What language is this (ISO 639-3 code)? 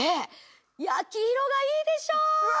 jpn